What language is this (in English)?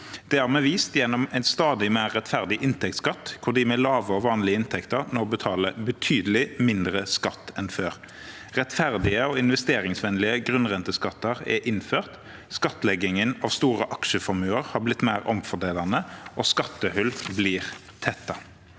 Norwegian